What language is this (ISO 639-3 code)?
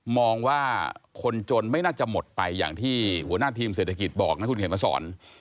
tha